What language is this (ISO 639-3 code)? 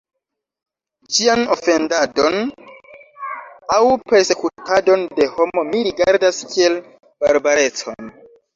epo